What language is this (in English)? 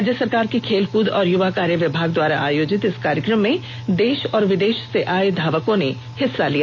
Hindi